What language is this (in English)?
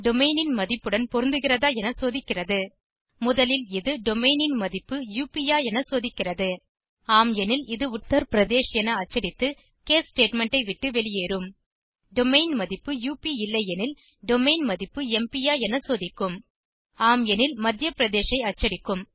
Tamil